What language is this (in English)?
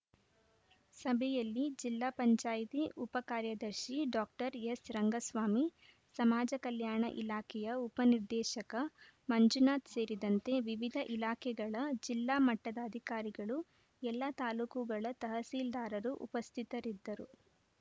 Kannada